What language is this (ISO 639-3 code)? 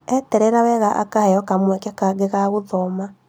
kik